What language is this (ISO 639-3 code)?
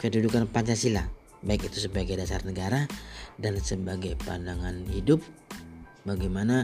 ind